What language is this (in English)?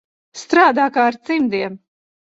Latvian